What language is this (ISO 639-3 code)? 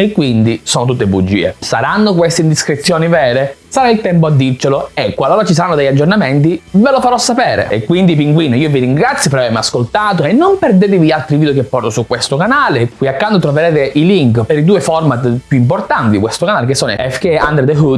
ita